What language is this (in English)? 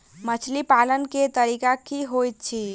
Maithili